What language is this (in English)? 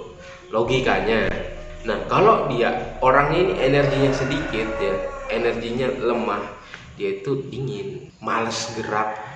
Indonesian